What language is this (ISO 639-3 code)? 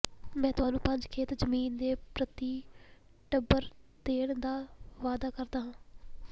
pan